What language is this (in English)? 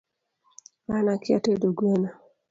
Luo (Kenya and Tanzania)